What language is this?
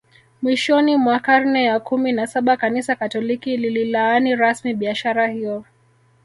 Swahili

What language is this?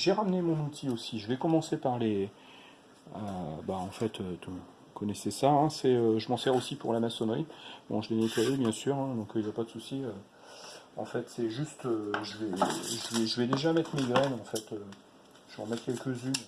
French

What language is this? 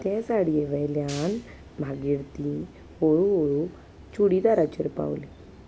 Konkani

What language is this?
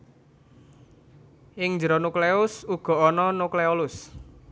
Javanese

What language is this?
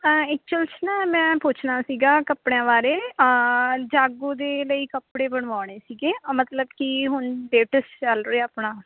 Punjabi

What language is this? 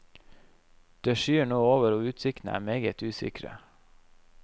Norwegian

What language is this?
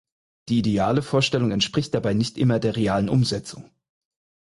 German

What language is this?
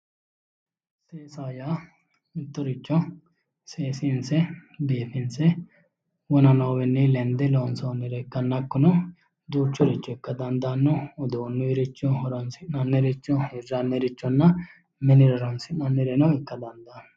Sidamo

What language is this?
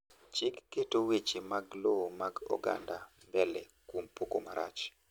Luo (Kenya and Tanzania)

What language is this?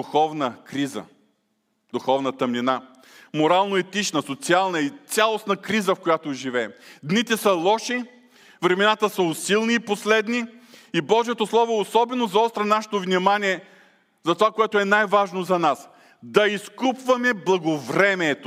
Bulgarian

